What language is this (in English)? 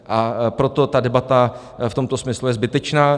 Czech